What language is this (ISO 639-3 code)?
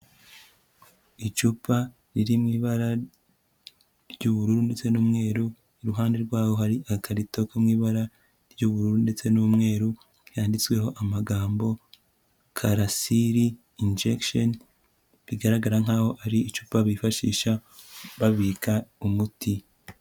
kin